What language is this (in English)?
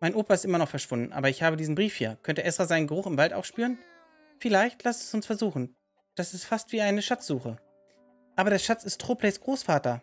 German